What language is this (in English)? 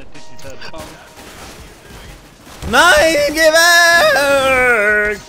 German